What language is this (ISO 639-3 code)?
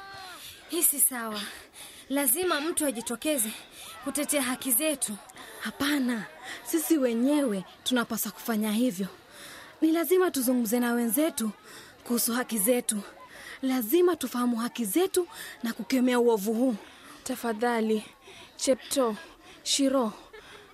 swa